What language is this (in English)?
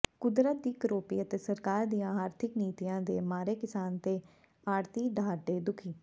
Punjabi